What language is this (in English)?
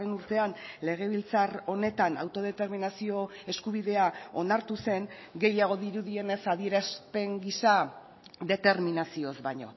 Basque